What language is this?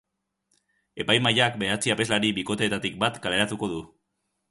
Basque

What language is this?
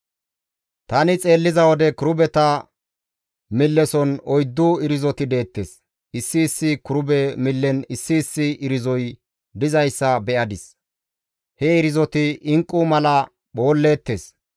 Gamo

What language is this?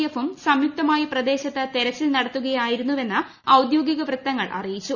Malayalam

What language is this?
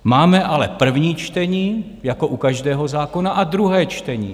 Czech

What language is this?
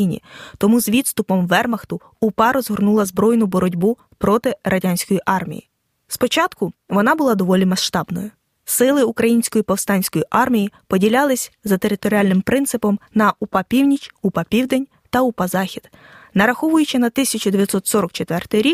Ukrainian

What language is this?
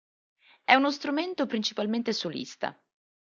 Italian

